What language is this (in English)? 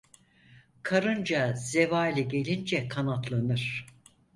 Turkish